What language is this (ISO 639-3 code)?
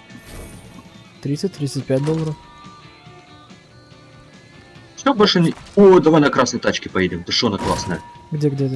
rus